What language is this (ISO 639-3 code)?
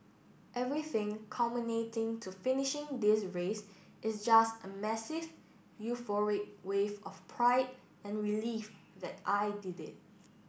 eng